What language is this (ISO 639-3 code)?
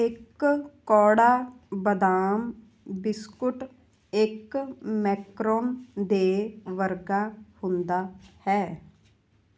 pan